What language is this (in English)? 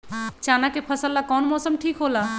Magahi